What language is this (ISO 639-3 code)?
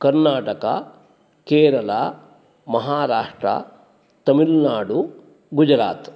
san